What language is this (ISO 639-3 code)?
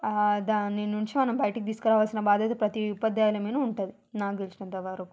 tel